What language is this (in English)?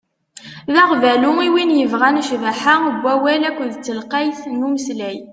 Kabyle